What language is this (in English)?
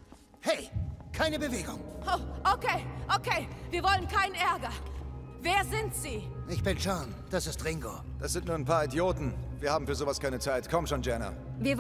German